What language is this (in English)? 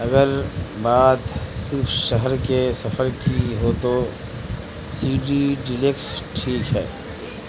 Urdu